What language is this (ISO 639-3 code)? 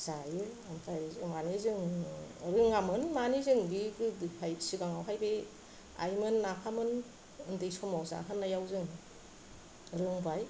brx